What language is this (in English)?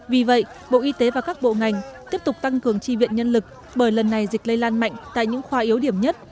Vietnamese